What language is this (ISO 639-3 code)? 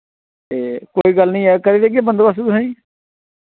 doi